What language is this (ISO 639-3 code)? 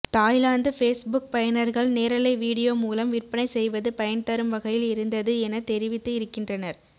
tam